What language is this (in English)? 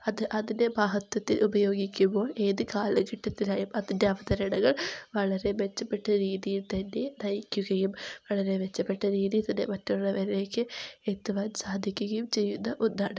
Malayalam